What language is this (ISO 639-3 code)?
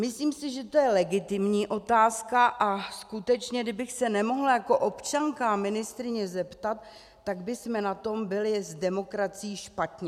ces